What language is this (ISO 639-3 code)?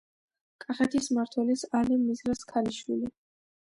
kat